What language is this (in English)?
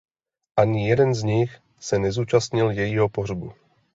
Czech